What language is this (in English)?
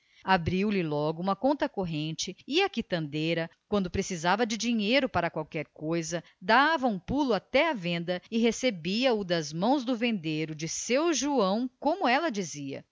Portuguese